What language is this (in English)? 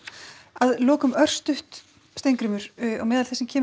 Icelandic